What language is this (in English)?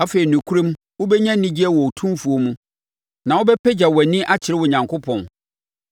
Akan